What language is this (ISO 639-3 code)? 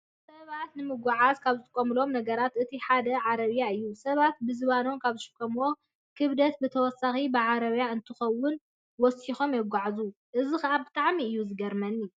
tir